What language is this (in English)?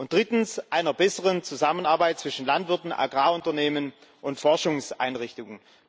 German